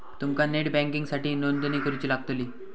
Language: Marathi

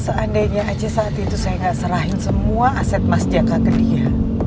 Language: Indonesian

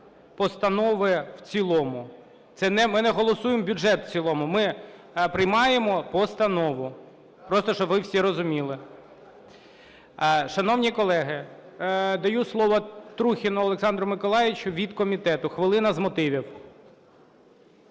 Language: Ukrainian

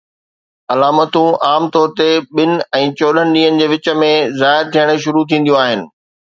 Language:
Sindhi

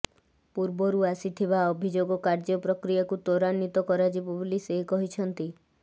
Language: Odia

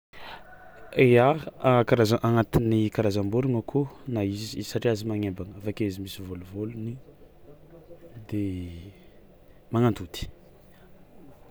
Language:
Tsimihety Malagasy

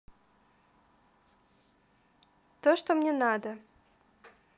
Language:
Russian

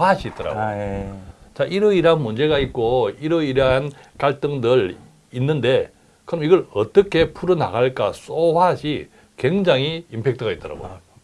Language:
Korean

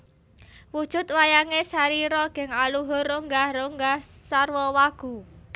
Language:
Javanese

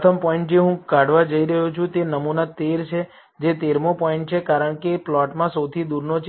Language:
Gujarati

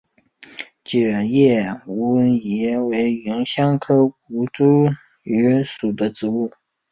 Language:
Chinese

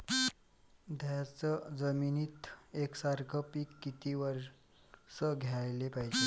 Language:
Marathi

